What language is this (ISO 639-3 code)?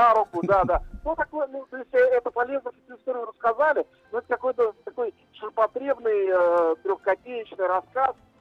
rus